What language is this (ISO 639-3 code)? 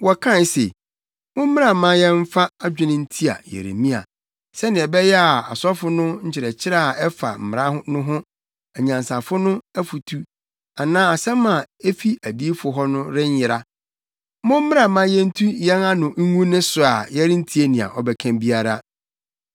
aka